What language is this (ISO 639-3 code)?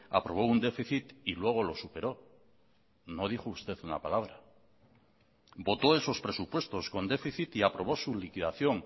spa